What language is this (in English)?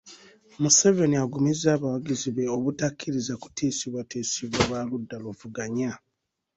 Ganda